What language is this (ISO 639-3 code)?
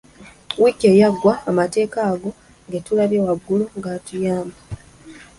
lug